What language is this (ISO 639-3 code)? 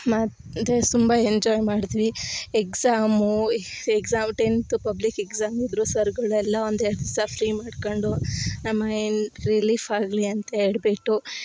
kan